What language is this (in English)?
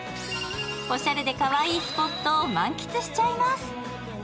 Japanese